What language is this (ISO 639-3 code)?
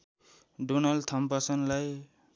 nep